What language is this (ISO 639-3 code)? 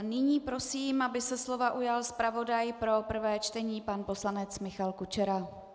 ces